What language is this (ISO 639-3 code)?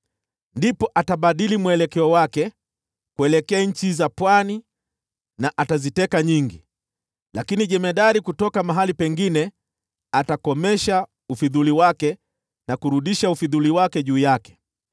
swa